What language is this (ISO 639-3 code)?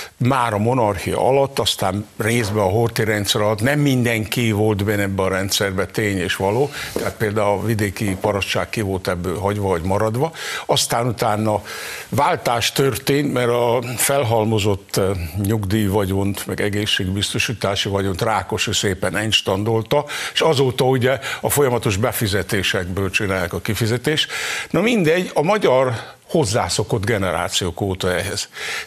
hun